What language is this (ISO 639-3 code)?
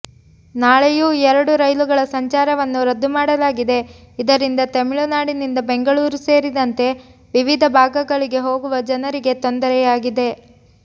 kan